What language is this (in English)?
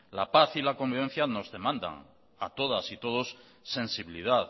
Spanish